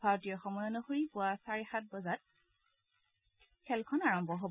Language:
Assamese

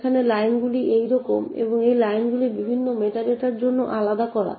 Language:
Bangla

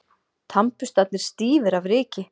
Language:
Icelandic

